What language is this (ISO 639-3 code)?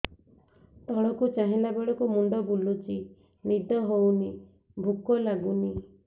ori